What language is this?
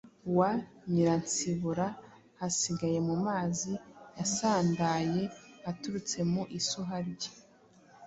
Kinyarwanda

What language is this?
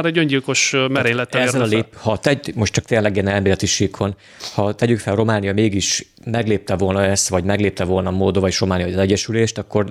Hungarian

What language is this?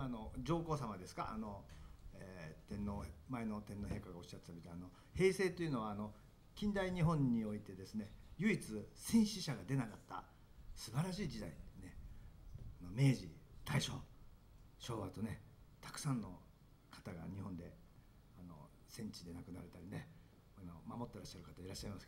Japanese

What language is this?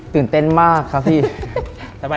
Thai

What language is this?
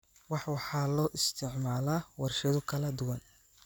Somali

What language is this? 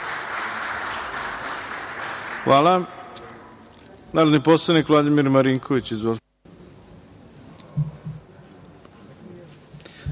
Serbian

